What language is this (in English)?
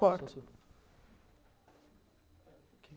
Portuguese